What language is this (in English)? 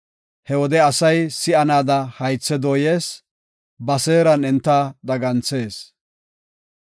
Gofa